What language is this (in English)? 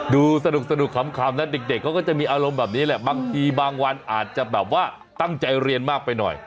Thai